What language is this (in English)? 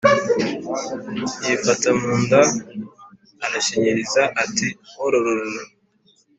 Kinyarwanda